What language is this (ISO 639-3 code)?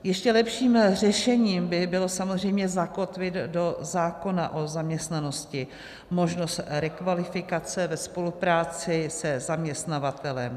ces